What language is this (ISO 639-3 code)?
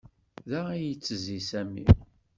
kab